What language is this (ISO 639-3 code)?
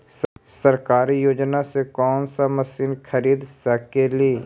mag